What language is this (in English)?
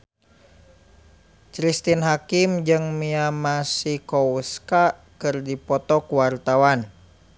Sundanese